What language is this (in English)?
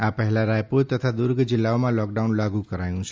Gujarati